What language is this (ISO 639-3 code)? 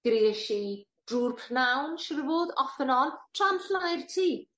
cym